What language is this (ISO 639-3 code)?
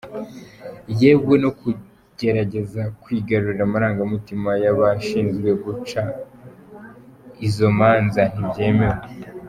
kin